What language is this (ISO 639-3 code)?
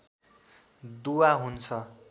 nep